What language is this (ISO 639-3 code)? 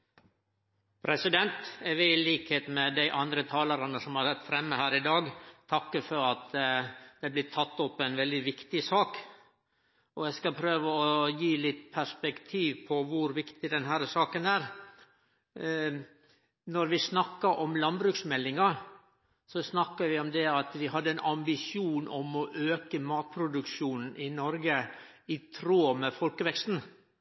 nor